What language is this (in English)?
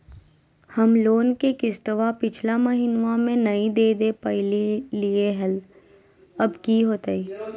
Magahi